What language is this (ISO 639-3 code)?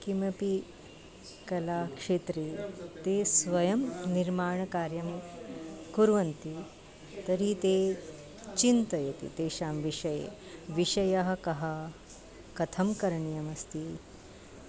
san